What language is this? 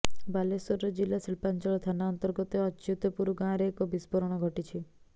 Odia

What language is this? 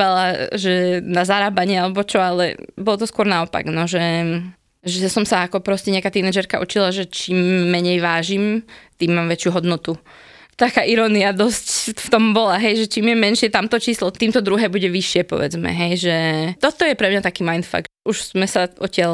Slovak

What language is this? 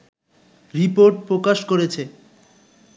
Bangla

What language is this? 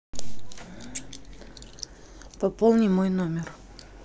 Russian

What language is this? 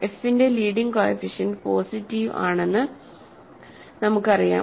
Malayalam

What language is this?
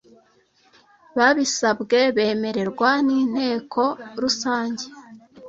Kinyarwanda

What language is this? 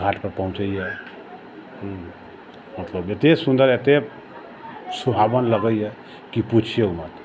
Maithili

